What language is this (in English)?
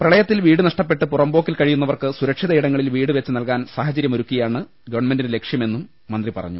Malayalam